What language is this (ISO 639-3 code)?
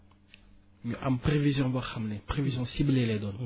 wol